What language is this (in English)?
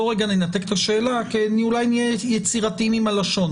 Hebrew